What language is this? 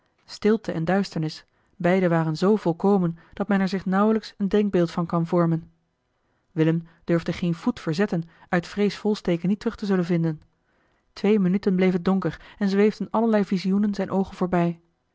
Dutch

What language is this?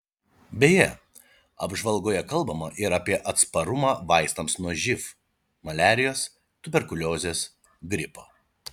Lithuanian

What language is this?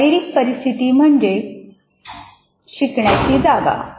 Marathi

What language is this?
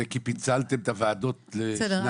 Hebrew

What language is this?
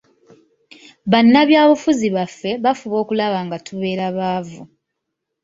Ganda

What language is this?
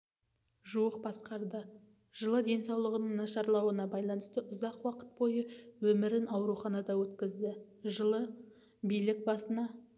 Kazakh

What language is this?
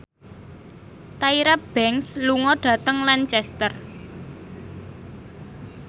Javanese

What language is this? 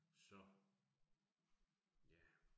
Danish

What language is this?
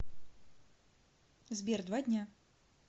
Russian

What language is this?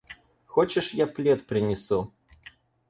Russian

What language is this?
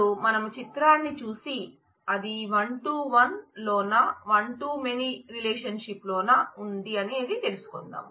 Telugu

